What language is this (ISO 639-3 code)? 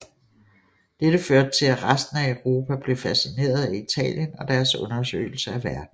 dan